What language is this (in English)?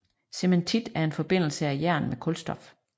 Danish